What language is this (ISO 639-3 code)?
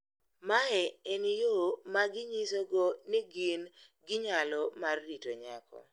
luo